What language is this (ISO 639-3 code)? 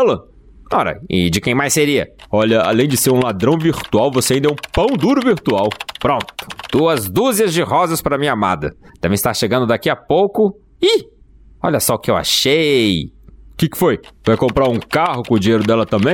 por